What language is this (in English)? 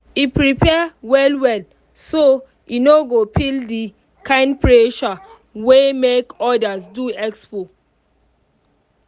Nigerian Pidgin